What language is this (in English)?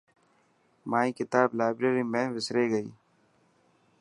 Dhatki